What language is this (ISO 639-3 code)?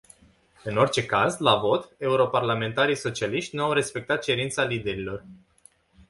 ron